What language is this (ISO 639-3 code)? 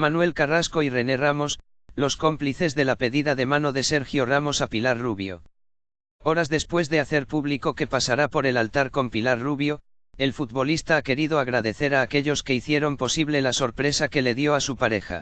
spa